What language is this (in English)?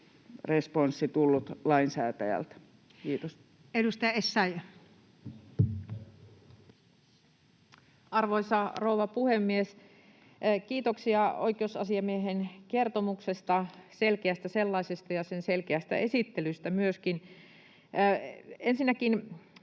Finnish